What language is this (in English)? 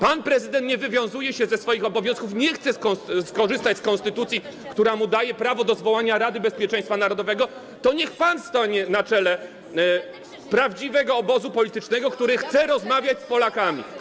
Polish